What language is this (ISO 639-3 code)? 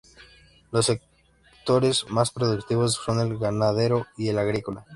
spa